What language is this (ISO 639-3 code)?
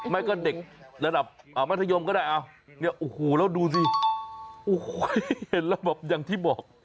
tha